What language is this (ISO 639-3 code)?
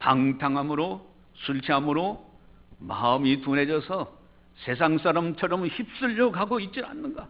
kor